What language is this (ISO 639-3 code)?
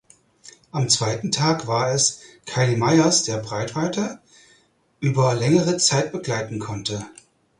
deu